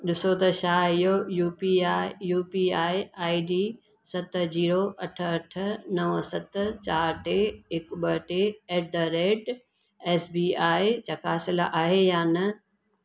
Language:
Sindhi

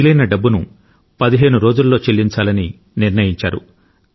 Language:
Telugu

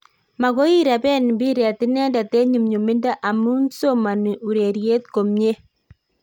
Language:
Kalenjin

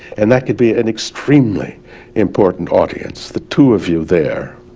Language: English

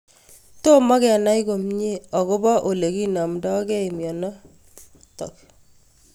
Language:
Kalenjin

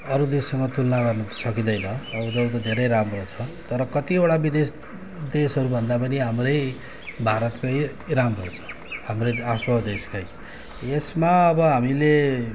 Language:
Nepali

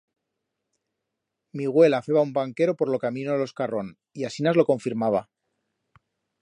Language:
Aragonese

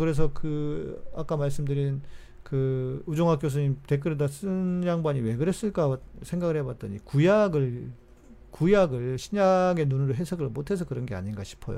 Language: Korean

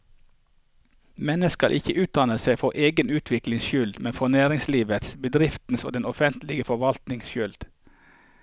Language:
Norwegian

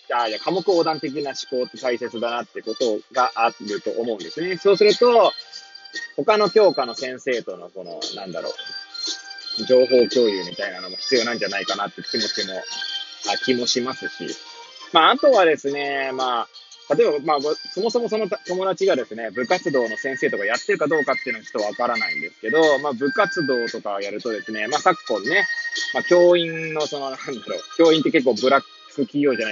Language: Japanese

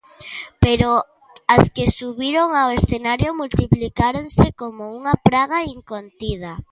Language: Galician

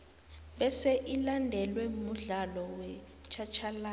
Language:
South Ndebele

